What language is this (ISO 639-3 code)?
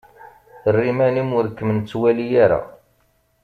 kab